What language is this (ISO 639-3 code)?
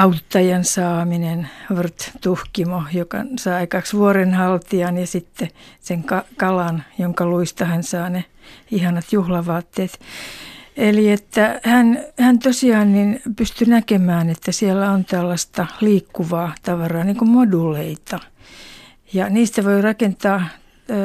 fin